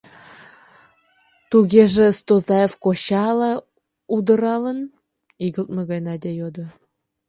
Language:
Mari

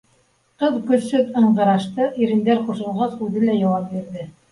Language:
Bashkir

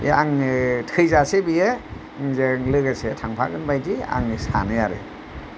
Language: Bodo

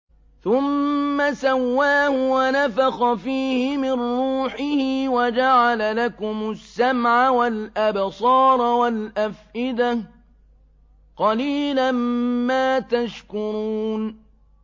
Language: Arabic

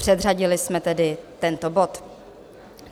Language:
Czech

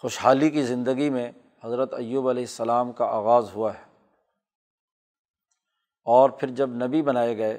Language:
Urdu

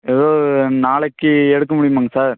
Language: Tamil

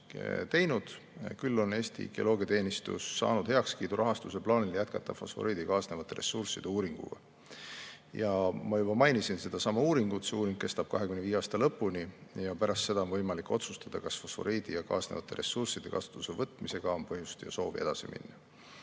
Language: Estonian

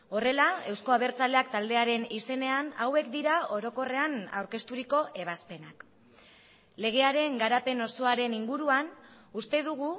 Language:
Basque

